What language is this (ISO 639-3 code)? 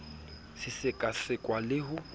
sot